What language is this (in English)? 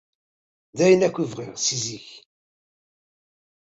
Kabyle